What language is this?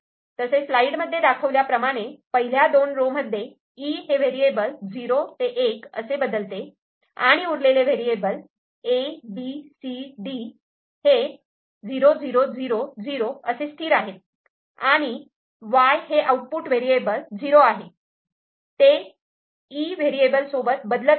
Marathi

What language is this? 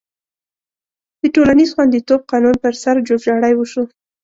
Pashto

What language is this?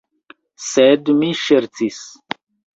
Esperanto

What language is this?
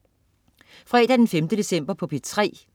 Danish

